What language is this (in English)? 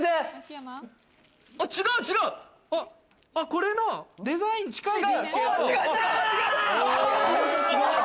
Japanese